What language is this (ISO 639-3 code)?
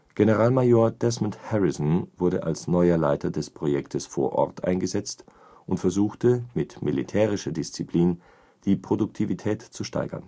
deu